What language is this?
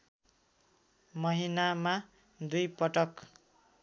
Nepali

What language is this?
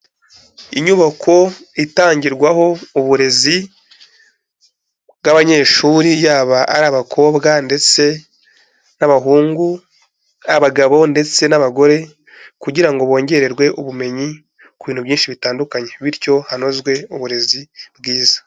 Kinyarwanda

